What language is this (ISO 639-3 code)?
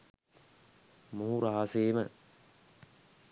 sin